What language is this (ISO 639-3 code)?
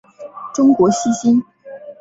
zho